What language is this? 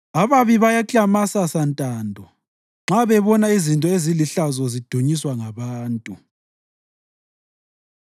North Ndebele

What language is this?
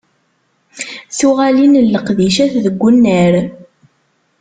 Kabyle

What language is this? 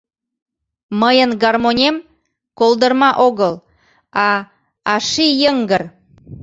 Mari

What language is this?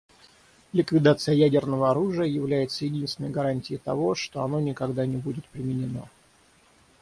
Russian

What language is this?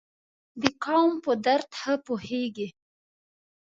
Pashto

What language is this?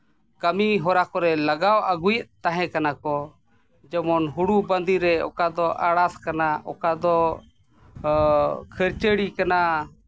Santali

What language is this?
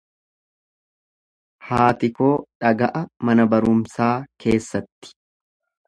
Oromo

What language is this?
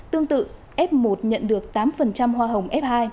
Vietnamese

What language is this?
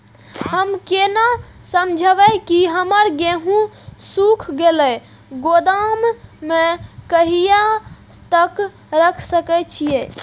Maithili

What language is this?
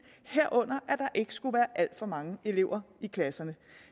Danish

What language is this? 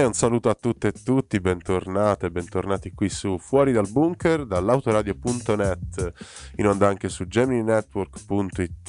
Italian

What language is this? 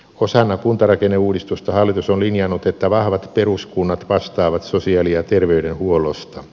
Finnish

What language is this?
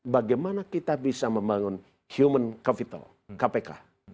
Indonesian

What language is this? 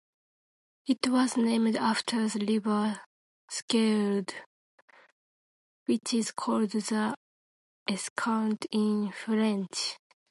English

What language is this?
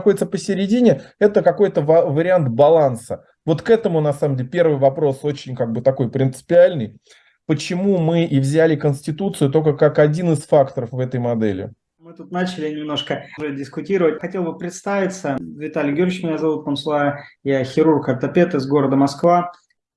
Russian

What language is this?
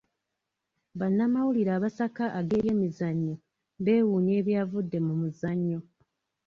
Ganda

